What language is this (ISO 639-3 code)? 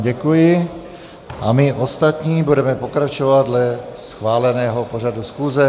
ces